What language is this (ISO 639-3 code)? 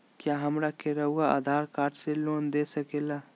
mag